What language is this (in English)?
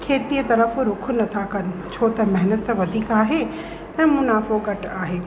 Sindhi